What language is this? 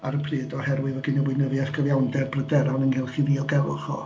Welsh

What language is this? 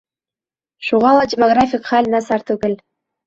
Bashkir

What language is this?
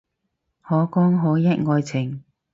Cantonese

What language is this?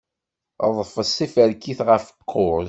Kabyle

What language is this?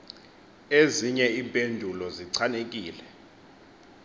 Xhosa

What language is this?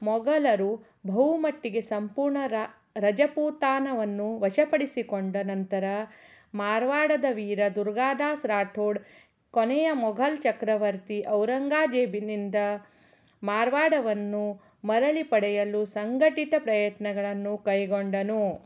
Kannada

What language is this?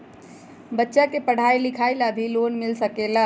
Magahi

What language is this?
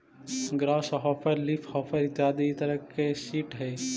Magahi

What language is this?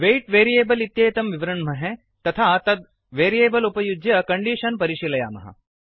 Sanskrit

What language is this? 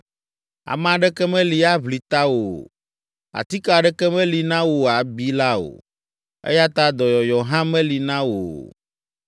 Ewe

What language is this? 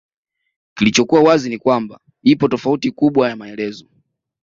Swahili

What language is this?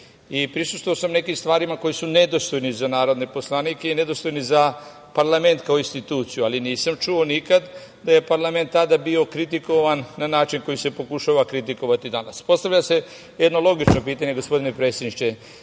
Serbian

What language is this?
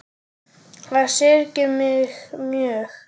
Icelandic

